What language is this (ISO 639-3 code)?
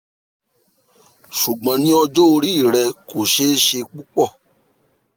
yor